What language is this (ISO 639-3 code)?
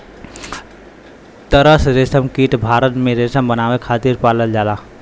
bho